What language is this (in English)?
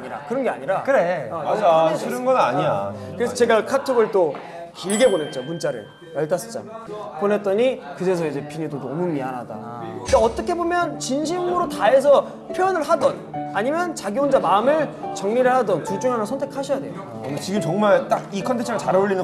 Korean